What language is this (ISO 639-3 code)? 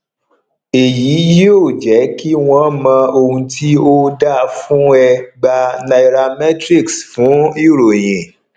yor